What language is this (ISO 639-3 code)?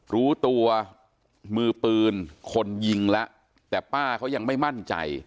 tha